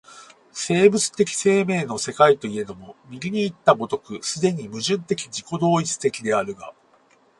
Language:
Japanese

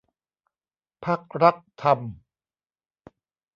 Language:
Thai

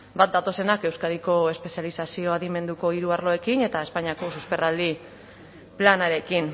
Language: Basque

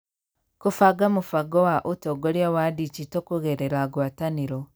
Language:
Kikuyu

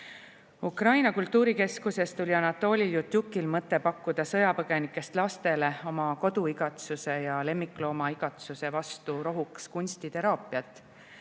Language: Estonian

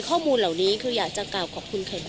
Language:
Thai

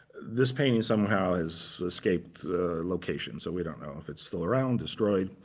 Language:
English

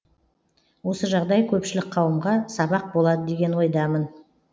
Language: Kazakh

